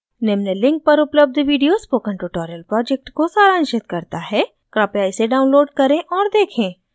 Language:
Hindi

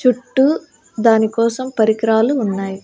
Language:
Telugu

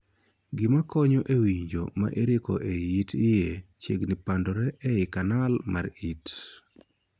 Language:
Luo (Kenya and Tanzania)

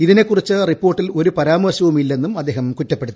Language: Malayalam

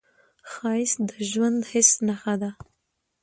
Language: Pashto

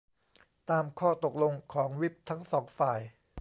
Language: Thai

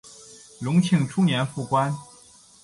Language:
Chinese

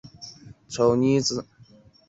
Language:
Chinese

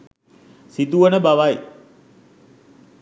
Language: Sinhala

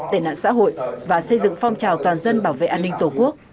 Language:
Vietnamese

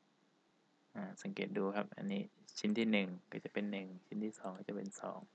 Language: Thai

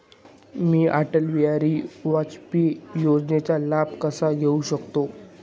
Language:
Marathi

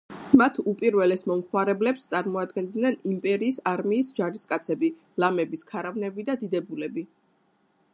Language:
Georgian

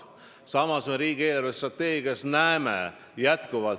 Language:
Estonian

